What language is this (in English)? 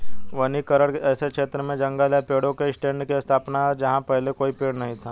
Hindi